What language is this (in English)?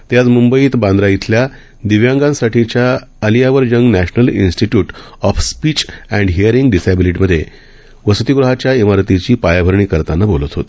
Marathi